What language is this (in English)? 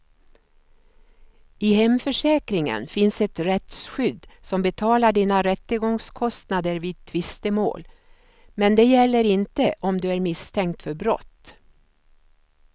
Swedish